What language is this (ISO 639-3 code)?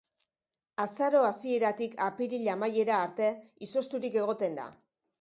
eus